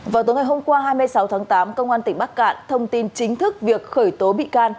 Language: Vietnamese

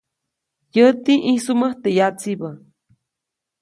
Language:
Copainalá Zoque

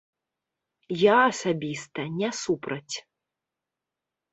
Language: Belarusian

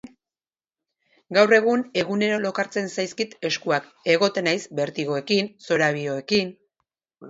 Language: Basque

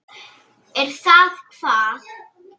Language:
Icelandic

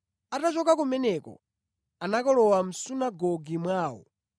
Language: Nyanja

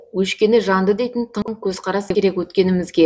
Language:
Kazakh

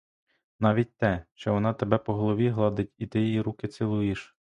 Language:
Ukrainian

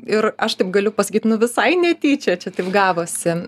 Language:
Lithuanian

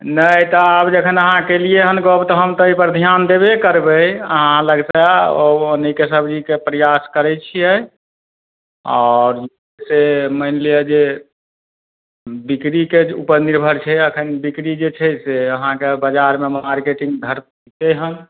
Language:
Maithili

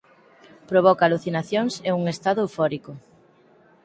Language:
Galician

